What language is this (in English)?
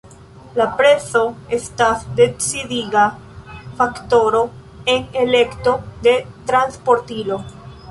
Esperanto